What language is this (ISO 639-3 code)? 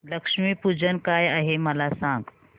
mar